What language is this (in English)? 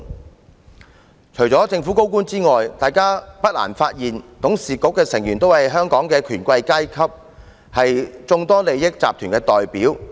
Cantonese